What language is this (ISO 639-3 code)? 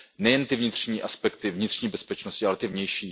ces